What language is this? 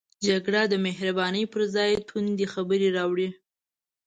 Pashto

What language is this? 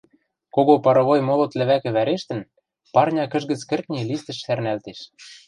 Western Mari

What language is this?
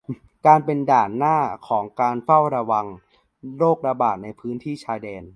Thai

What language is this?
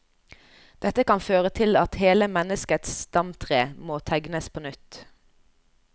Norwegian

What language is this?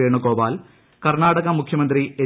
Malayalam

